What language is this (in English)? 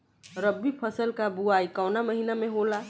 Bhojpuri